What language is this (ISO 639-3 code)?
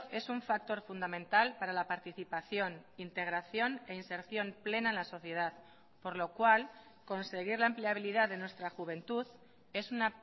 spa